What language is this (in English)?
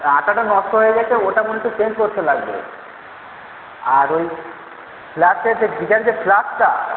Bangla